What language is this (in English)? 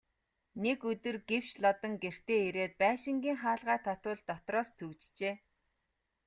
Mongolian